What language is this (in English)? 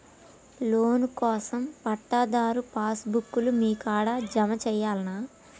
Telugu